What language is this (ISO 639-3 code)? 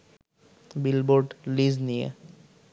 ben